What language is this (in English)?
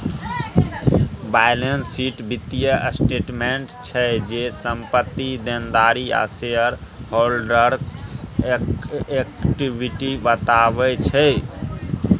Maithili